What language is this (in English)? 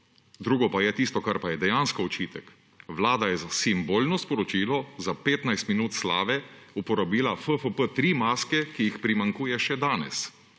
Slovenian